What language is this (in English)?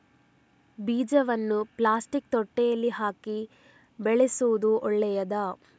Kannada